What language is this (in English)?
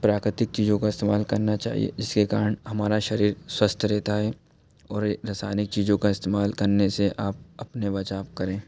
Hindi